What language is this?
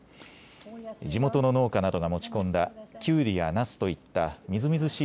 Japanese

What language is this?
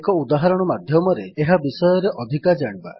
Odia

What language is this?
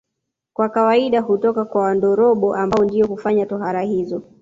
Swahili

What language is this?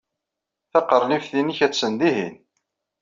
Kabyle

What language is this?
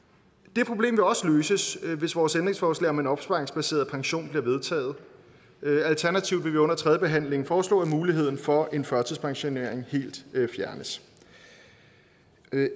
Danish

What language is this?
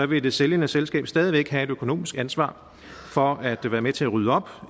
Danish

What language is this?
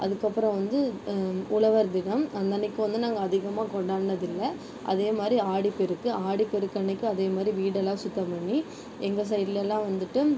Tamil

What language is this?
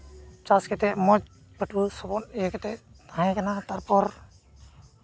Santali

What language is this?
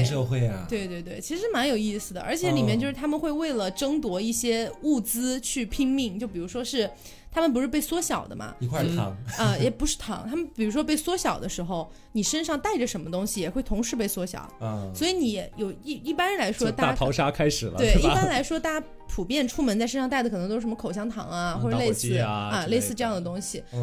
Chinese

